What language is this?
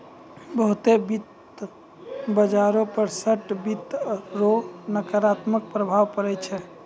Maithili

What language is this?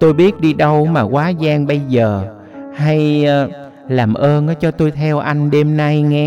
Vietnamese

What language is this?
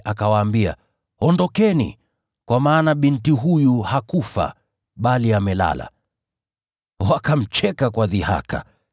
Swahili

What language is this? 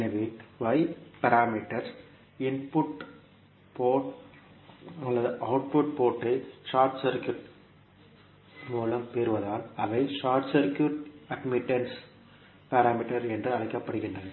Tamil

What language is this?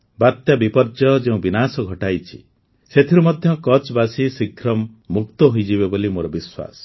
Odia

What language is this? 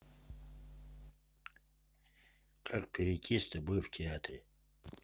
Russian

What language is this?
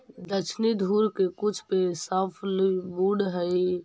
Magahi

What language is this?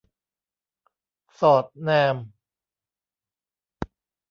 Thai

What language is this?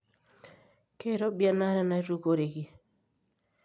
Masai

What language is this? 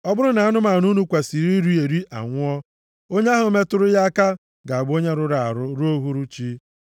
Igbo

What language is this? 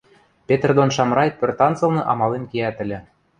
Western Mari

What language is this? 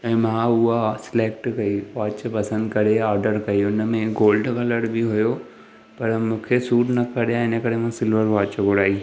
Sindhi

